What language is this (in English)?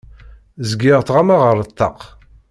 Kabyle